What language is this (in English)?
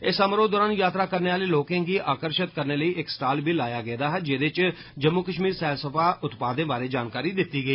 Dogri